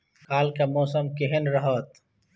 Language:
Maithili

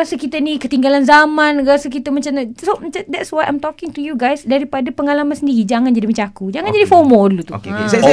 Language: Malay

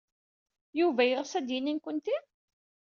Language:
Kabyle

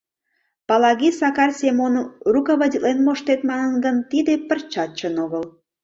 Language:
Mari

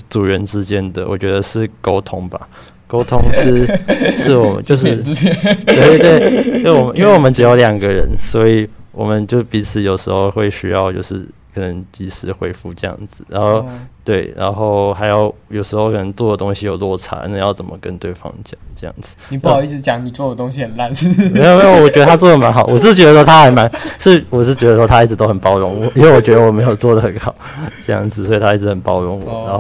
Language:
Chinese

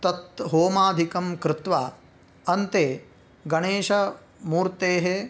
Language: Sanskrit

